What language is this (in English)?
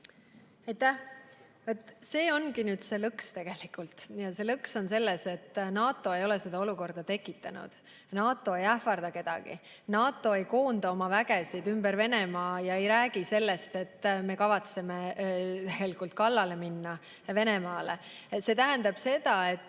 Estonian